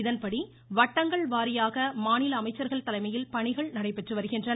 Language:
Tamil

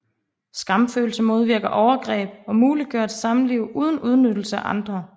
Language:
Danish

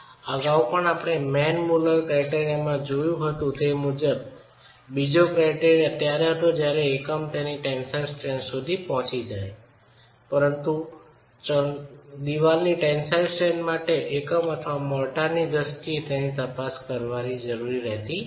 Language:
Gujarati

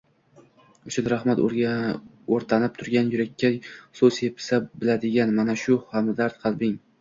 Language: Uzbek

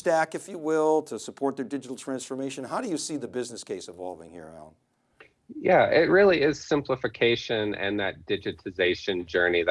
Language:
English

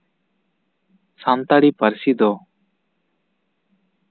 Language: Santali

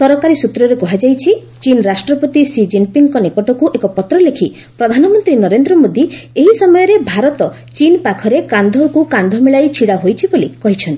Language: Odia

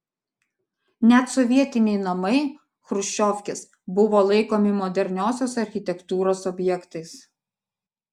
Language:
Lithuanian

